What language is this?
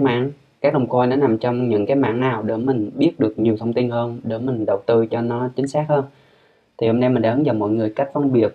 Vietnamese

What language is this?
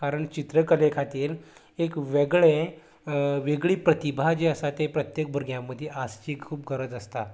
Konkani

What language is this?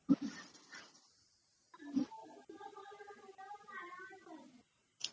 Marathi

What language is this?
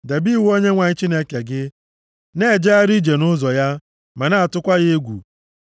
Igbo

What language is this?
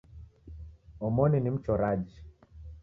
Taita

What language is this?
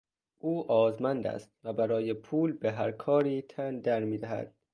Persian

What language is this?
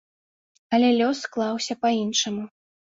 Belarusian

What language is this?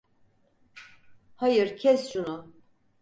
Turkish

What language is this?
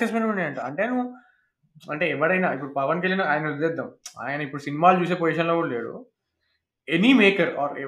Telugu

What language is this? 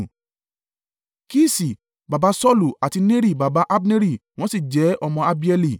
Yoruba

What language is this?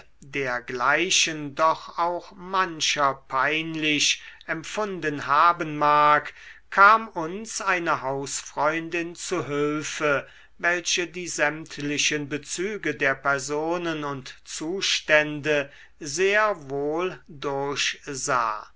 German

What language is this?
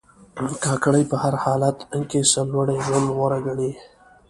Pashto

